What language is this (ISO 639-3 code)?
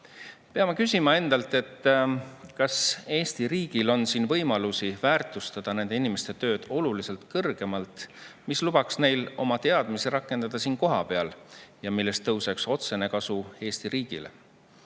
est